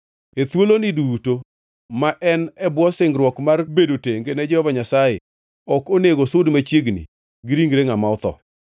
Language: Luo (Kenya and Tanzania)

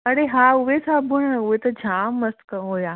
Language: Sindhi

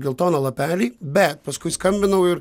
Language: Lithuanian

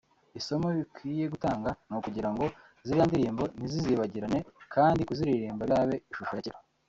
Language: Kinyarwanda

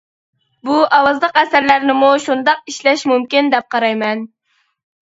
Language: Uyghur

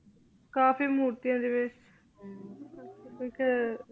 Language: Punjabi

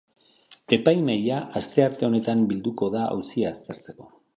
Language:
Basque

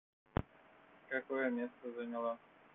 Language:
Russian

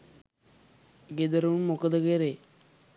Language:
Sinhala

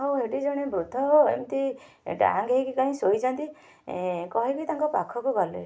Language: Odia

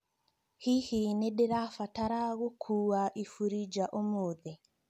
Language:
Kikuyu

